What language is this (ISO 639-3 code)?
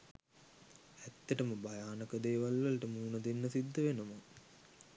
sin